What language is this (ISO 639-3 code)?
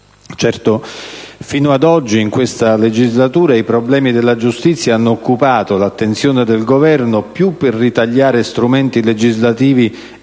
ita